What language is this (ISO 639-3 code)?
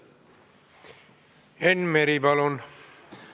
est